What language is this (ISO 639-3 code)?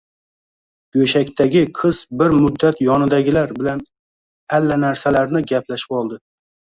uzb